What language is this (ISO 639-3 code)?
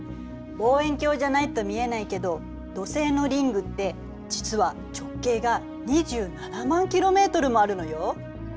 jpn